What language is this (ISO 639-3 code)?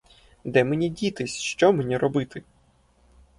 ukr